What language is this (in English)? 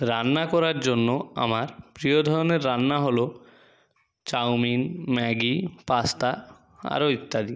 Bangla